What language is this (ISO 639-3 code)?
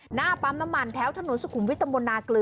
tha